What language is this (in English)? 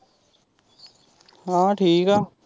Punjabi